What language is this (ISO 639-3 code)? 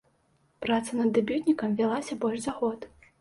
bel